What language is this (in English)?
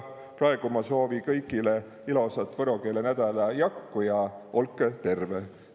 Estonian